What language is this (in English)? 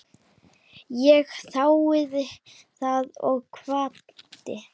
Icelandic